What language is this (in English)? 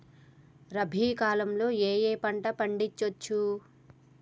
Telugu